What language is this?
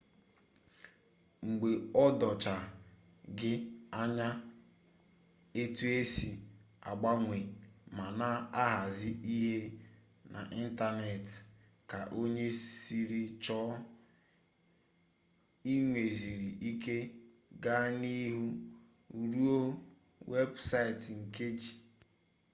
Igbo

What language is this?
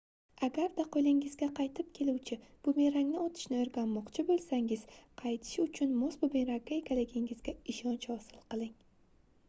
Uzbek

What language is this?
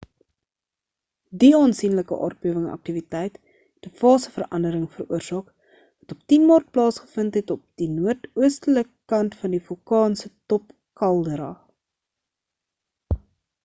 Afrikaans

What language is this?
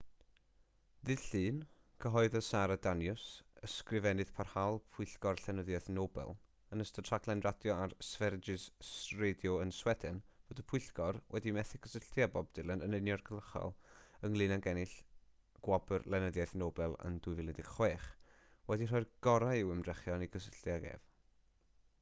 Welsh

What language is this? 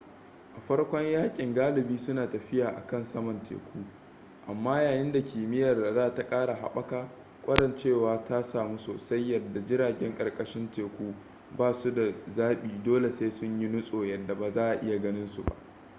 Hausa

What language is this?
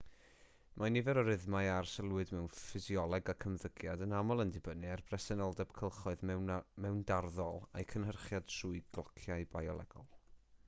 Welsh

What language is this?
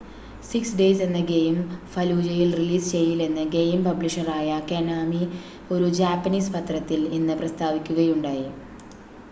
Malayalam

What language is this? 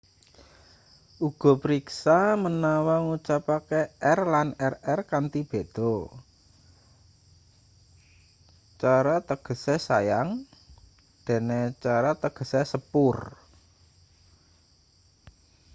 Javanese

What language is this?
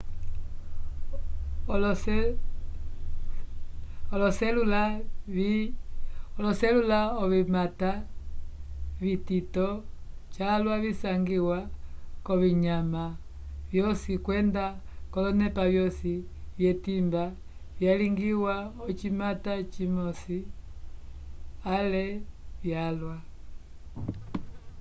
Umbundu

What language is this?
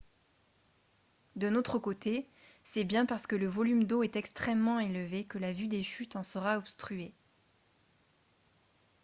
French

